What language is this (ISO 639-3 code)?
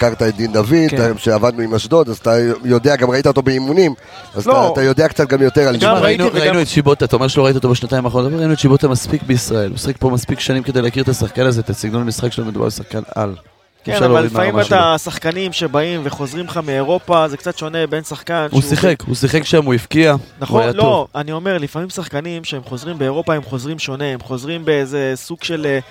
heb